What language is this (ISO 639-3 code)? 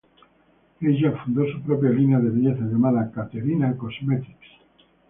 spa